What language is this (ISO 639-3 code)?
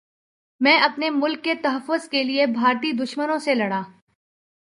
urd